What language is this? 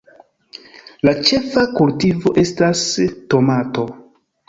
Esperanto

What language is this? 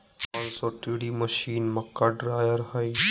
Magahi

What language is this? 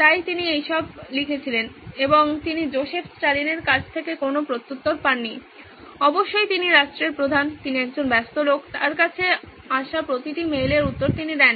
Bangla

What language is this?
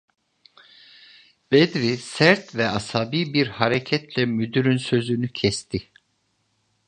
Turkish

